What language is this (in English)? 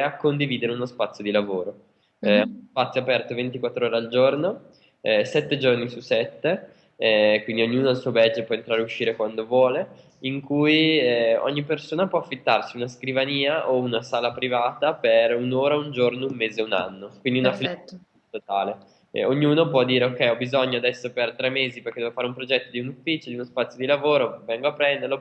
Italian